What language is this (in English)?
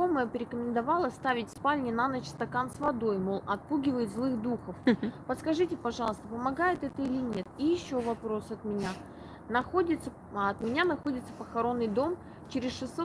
Russian